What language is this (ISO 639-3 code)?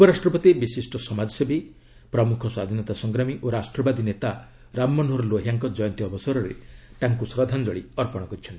ori